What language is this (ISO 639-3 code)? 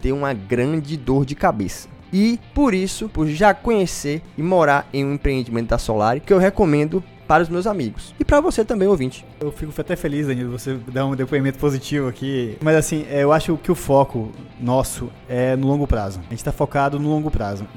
por